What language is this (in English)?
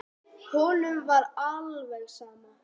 Icelandic